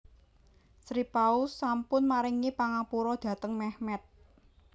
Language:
Javanese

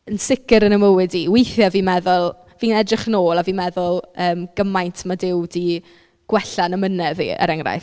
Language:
Welsh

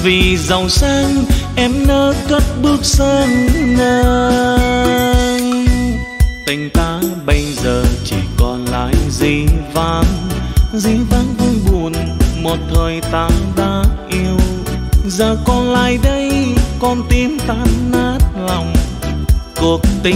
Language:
Vietnamese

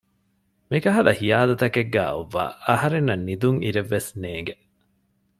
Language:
Divehi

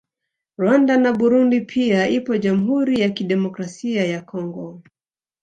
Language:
Swahili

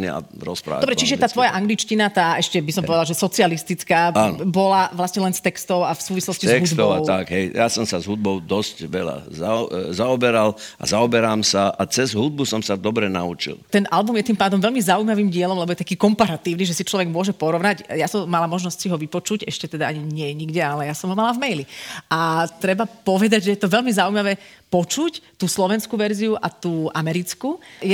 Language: Slovak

